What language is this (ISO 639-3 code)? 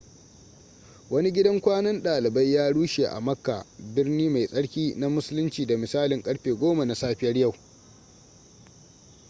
hau